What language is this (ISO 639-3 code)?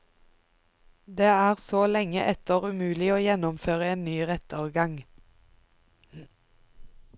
nor